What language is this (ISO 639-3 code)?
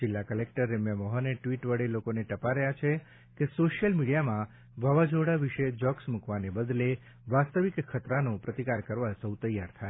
guj